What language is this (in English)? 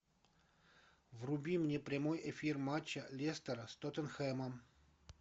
Russian